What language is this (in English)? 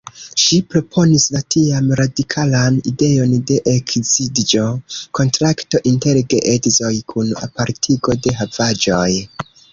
Esperanto